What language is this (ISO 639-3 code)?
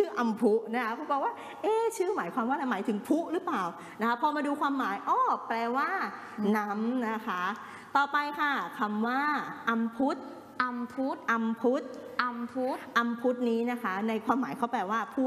tha